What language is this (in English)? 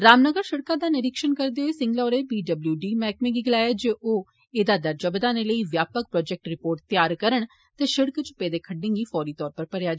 Dogri